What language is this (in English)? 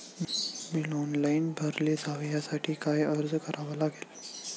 Marathi